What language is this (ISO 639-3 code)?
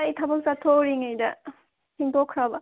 mni